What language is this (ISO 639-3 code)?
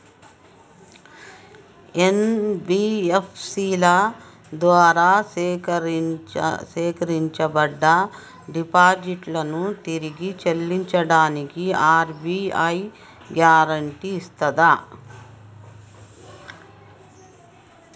tel